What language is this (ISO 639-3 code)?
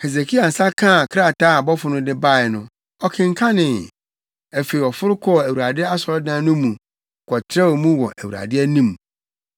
aka